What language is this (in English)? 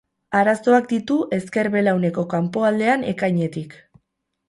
Basque